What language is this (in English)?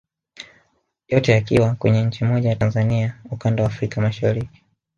Swahili